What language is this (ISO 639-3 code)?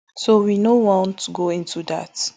pcm